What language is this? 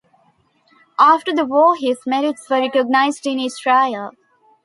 English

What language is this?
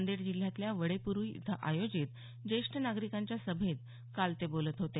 Marathi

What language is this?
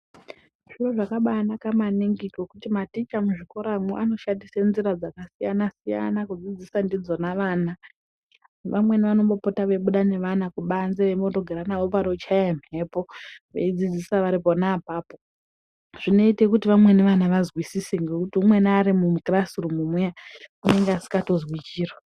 Ndau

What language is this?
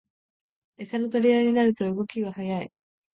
Japanese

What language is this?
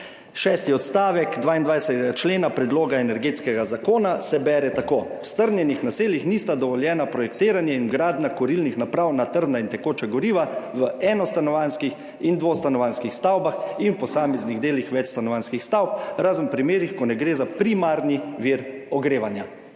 Slovenian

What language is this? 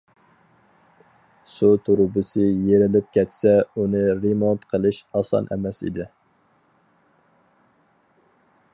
Uyghur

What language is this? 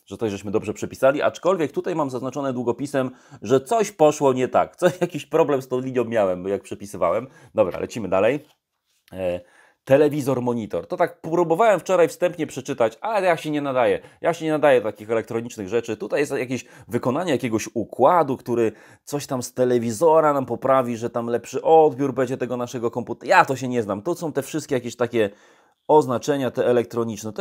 Polish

